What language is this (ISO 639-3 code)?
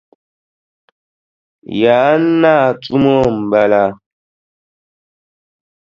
dag